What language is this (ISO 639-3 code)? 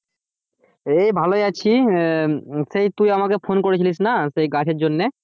ben